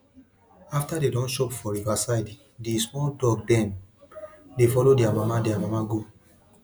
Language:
Nigerian Pidgin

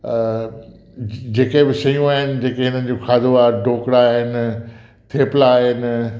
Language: Sindhi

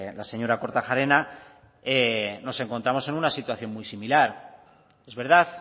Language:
Spanish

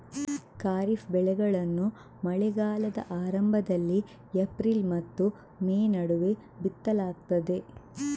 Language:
Kannada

